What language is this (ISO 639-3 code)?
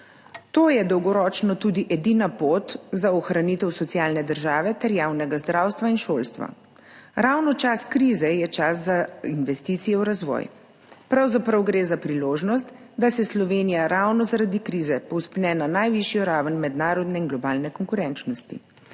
slv